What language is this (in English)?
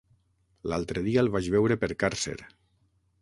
Catalan